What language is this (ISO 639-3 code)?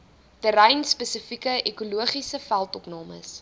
afr